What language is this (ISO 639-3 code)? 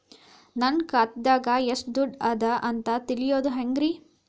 kan